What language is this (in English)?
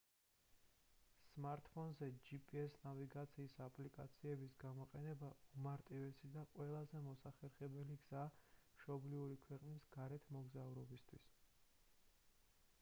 Georgian